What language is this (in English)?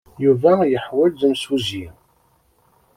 Kabyle